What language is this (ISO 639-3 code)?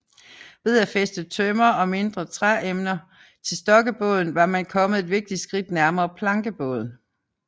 dan